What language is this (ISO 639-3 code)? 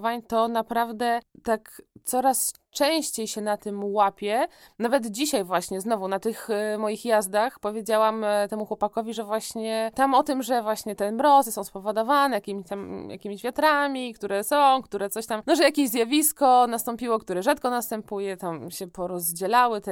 pol